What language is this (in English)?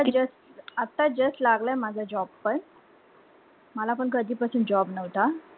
Marathi